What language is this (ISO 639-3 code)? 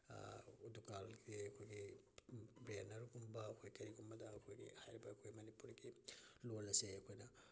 mni